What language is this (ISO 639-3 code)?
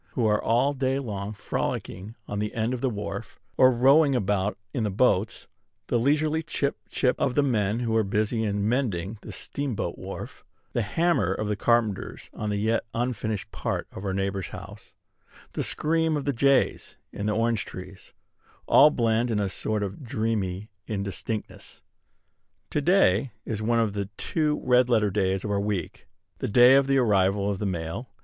eng